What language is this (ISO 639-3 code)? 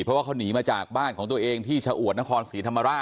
tha